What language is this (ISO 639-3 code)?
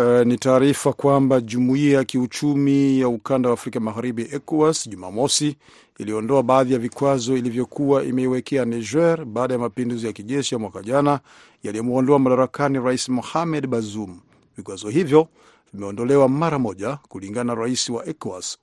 swa